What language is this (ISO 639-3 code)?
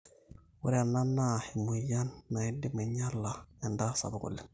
mas